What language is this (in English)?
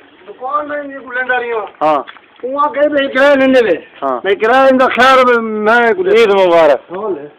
Arabic